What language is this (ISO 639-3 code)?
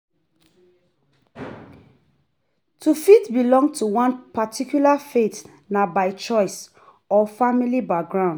pcm